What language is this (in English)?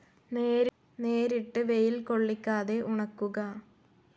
Malayalam